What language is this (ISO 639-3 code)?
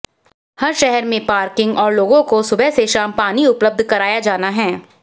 hin